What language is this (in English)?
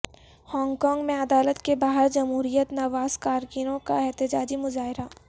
Urdu